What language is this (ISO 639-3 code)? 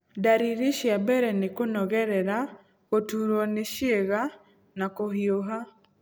kik